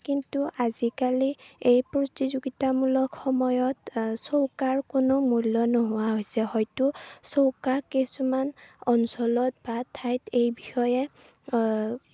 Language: Assamese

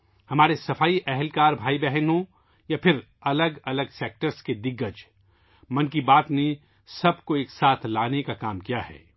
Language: Urdu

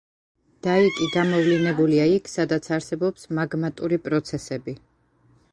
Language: Georgian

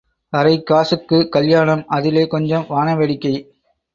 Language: Tamil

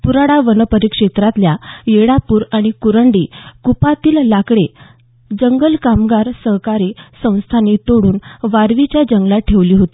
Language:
Marathi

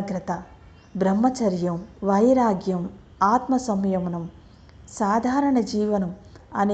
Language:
Telugu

